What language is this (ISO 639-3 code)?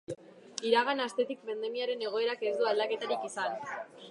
eus